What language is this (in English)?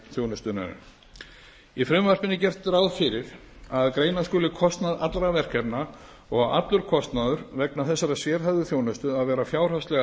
Icelandic